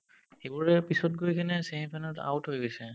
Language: Assamese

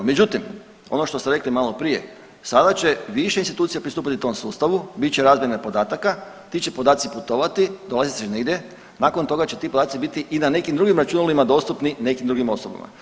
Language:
Croatian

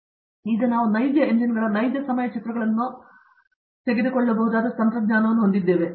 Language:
Kannada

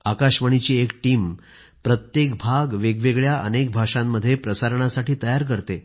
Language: Marathi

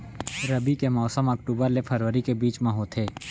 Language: Chhattisgarhi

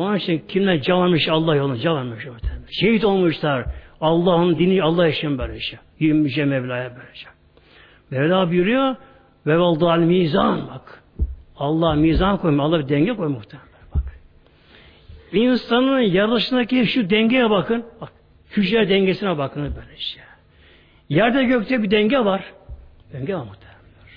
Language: Turkish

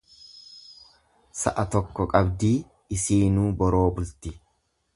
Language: Oromo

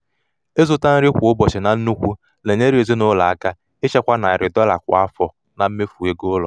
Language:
Igbo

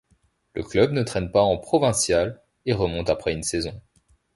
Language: French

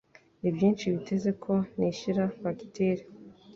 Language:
Kinyarwanda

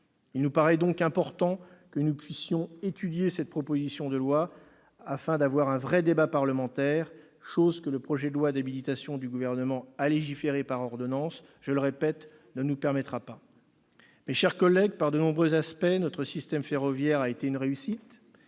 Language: French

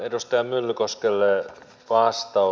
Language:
Finnish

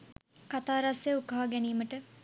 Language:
Sinhala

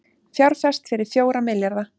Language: Icelandic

